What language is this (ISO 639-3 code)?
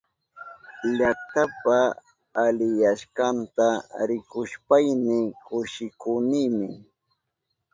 qup